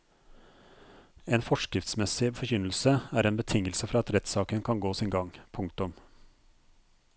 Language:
Norwegian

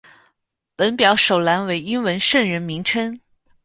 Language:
Chinese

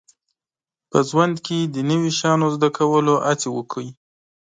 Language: Pashto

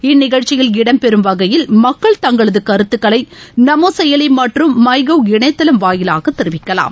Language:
Tamil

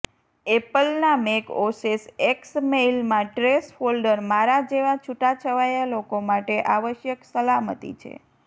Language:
Gujarati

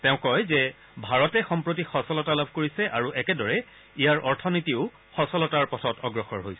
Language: Assamese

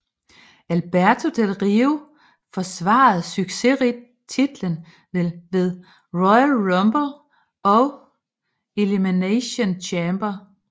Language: Danish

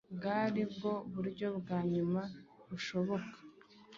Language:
Kinyarwanda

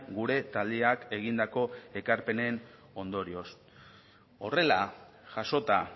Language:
Basque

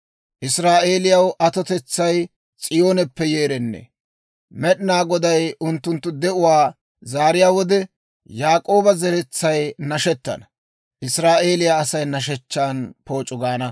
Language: Dawro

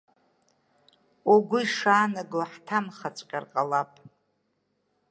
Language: Abkhazian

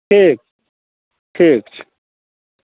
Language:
Maithili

